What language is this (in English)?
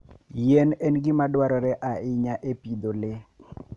Luo (Kenya and Tanzania)